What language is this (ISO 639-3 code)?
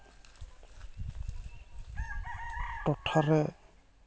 sat